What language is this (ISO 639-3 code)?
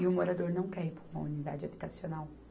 por